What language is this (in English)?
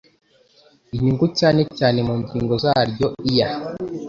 Kinyarwanda